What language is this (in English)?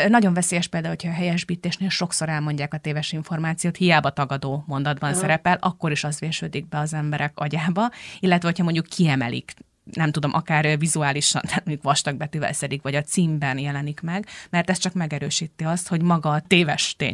Hungarian